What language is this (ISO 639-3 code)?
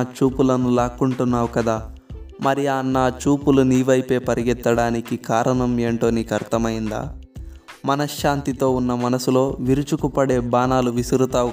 tel